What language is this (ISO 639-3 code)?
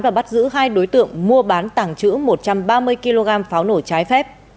vie